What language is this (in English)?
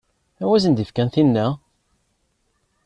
Kabyle